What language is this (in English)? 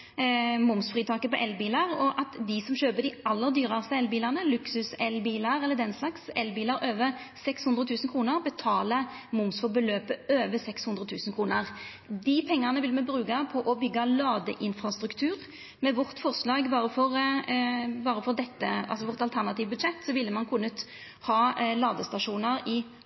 Norwegian Nynorsk